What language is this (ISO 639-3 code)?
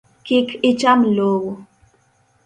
luo